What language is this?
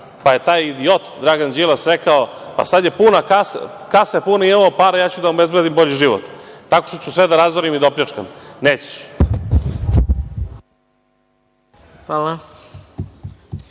Serbian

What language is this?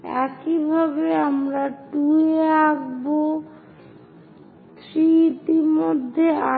Bangla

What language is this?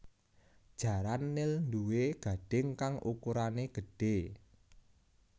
Javanese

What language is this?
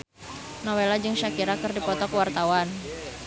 Sundanese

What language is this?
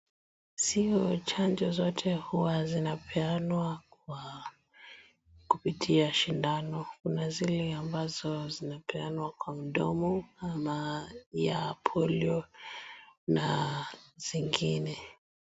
Swahili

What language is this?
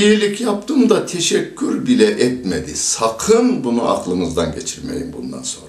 Turkish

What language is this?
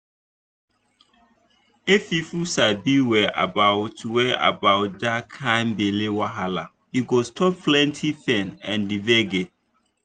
Nigerian Pidgin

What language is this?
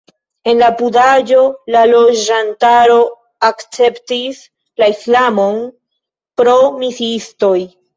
Esperanto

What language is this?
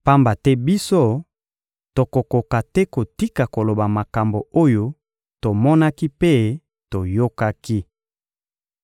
Lingala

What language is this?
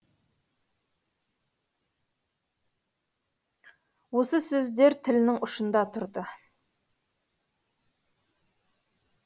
Kazakh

